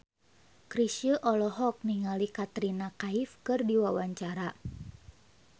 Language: Sundanese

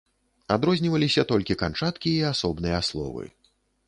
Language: Belarusian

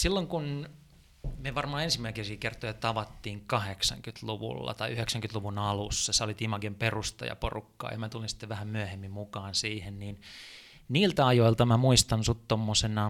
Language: Finnish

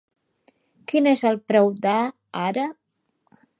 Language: Catalan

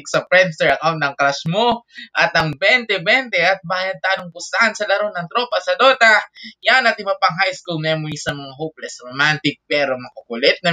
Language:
Filipino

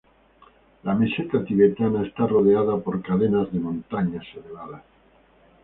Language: Spanish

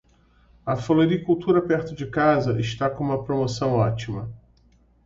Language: Portuguese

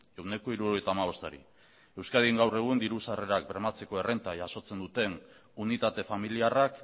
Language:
Basque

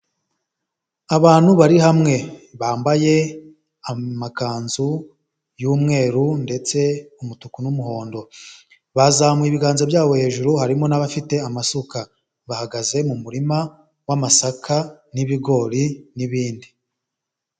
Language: Kinyarwanda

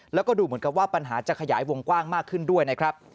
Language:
Thai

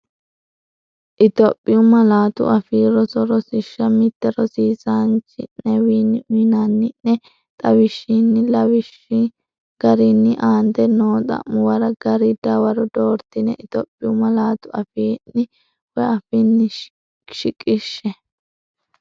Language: Sidamo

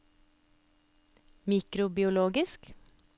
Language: Norwegian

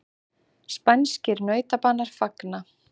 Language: Icelandic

